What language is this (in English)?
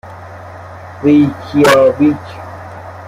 Persian